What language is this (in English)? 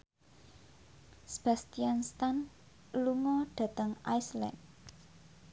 Javanese